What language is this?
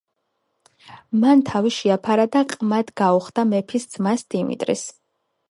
Georgian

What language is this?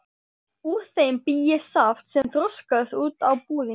Icelandic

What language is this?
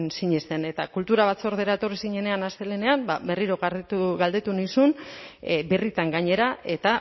Basque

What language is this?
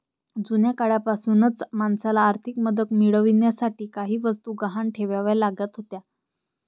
Marathi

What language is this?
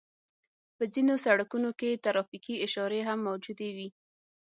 Pashto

